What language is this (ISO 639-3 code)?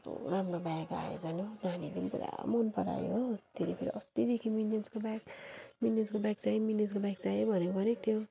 nep